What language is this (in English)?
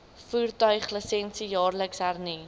Afrikaans